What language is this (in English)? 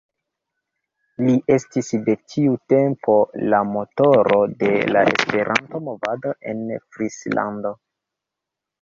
Esperanto